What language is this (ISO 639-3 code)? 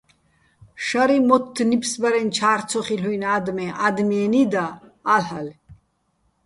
bbl